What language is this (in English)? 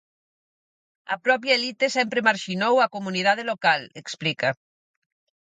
Galician